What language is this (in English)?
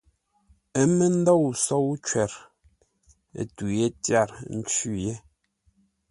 Ngombale